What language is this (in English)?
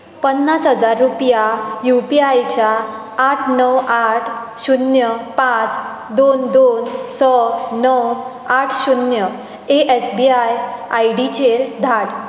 Konkani